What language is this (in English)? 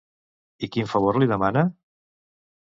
Catalan